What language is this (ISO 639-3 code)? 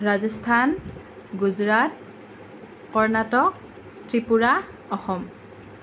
asm